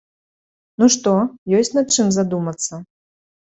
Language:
Belarusian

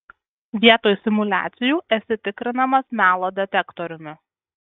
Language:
Lithuanian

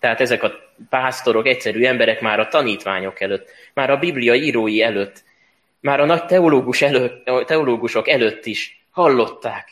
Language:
Hungarian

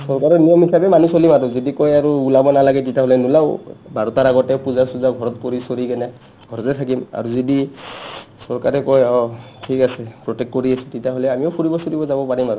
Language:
Assamese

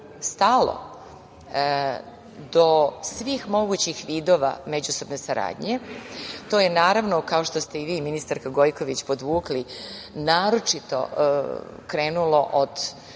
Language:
Serbian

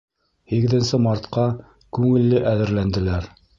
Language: Bashkir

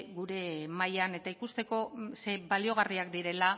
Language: Basque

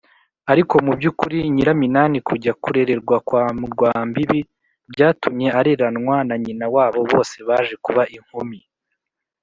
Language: Kinyarwanda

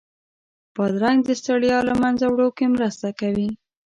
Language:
Pashto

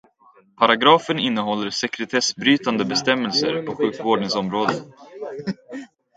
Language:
Swedish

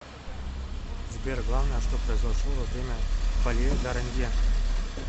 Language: Russian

